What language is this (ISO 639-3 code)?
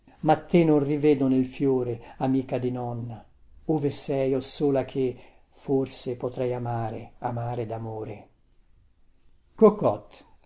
ita